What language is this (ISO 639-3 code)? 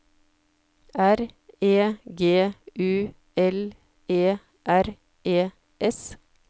nor